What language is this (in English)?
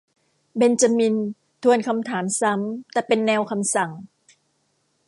Thai